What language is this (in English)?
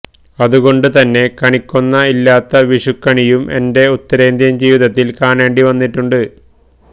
Malayalam